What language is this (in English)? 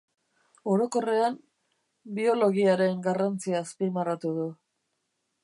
Basque